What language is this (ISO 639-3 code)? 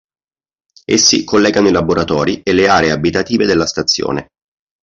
ita